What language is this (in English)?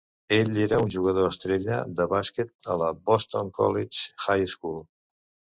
Catalan